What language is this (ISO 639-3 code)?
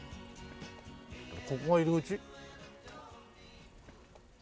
jpn